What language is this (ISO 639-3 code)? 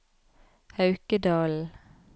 nor